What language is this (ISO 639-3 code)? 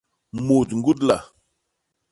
bas